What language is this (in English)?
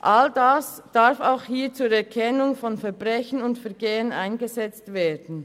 Swiss German